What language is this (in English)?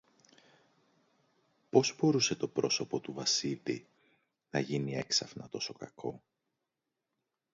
Greek